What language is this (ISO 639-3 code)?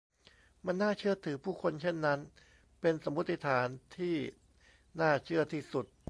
tha